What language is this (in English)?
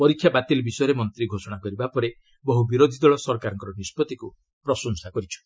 Odia